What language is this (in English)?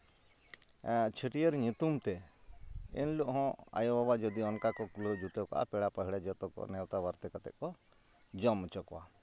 Santali